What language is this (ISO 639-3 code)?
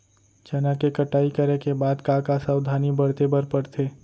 hne